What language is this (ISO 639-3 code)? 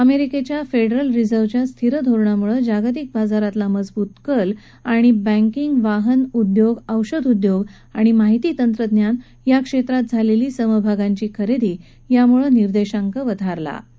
mar